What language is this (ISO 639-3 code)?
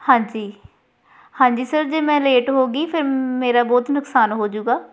pan